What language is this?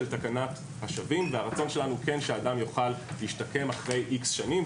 Hebrew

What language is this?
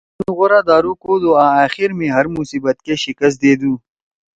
Torwali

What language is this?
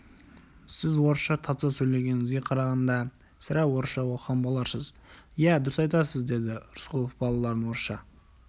Kazakh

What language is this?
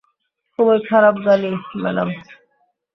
Bangla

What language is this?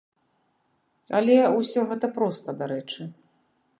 Belarusian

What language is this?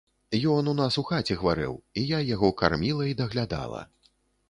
Belarusian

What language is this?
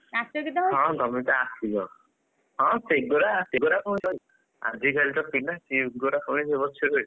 Odia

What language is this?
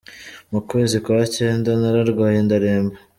Kinyarwanda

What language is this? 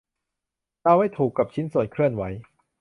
Thai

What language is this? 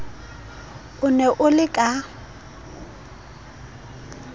Southern Sotho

